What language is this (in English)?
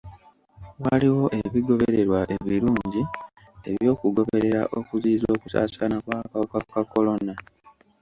Ganda